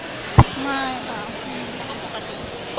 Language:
Thai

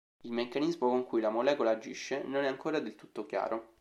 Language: Italian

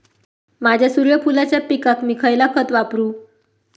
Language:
Marathi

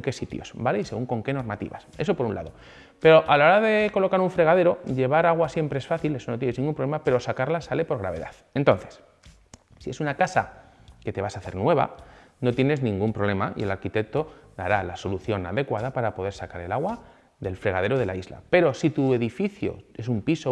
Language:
Spanish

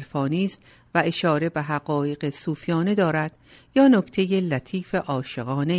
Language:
Persian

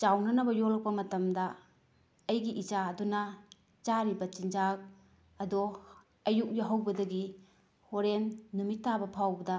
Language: Manipuri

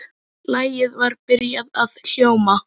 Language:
Icelandic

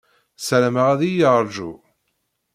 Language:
Kabyle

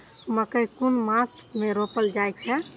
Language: Maithili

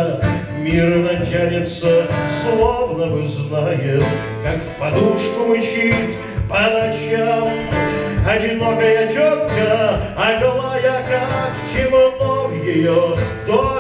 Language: Russian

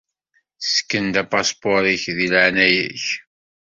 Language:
Kabyle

